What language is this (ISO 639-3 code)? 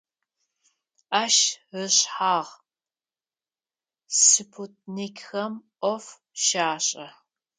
ady